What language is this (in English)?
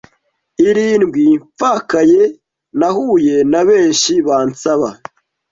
Kinyarwanda